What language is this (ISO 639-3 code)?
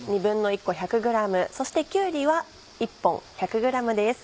jpn